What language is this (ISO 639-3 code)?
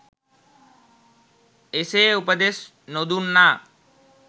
sin